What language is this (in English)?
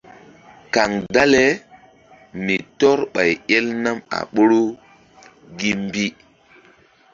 Mbum